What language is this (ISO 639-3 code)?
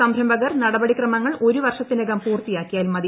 mal